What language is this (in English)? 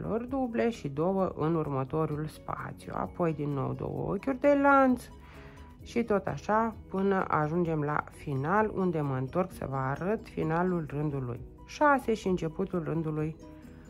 Romanian